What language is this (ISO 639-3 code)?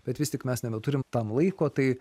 lit